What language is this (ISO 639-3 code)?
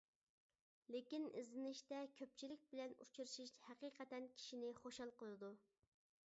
uig